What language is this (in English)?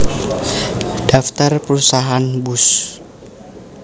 Javanese